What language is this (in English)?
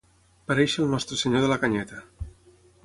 Catalan